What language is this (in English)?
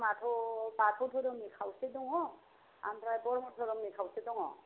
Bodo